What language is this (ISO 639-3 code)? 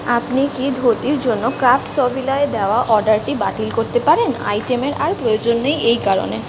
ben